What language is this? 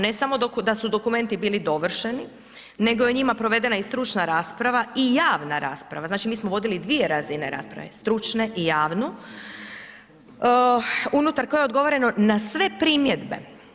Croatian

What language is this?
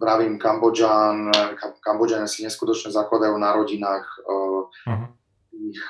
Slovak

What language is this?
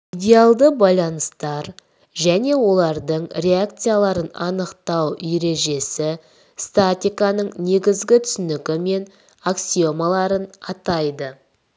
Kazakh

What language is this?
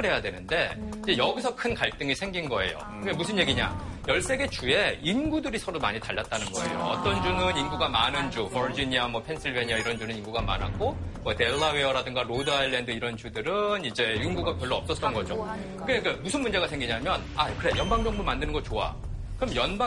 Korean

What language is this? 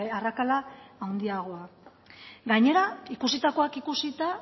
Basque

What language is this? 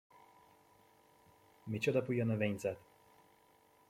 Hungarian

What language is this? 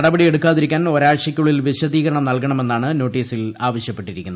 Malayalam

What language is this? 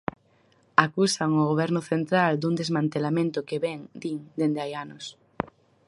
Galician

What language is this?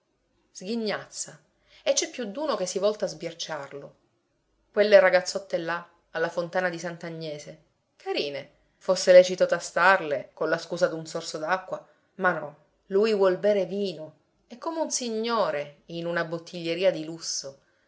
Italian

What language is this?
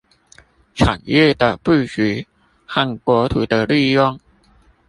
Chinese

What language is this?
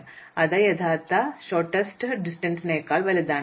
Malayalam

